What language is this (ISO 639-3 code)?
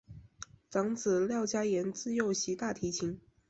zho